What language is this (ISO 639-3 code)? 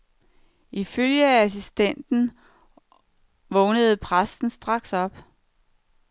dan